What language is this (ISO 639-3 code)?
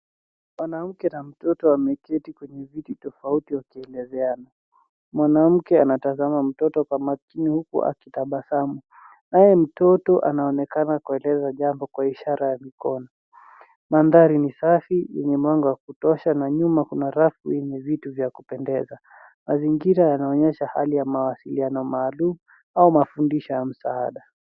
swa